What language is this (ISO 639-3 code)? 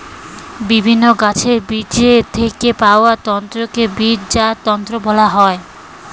ben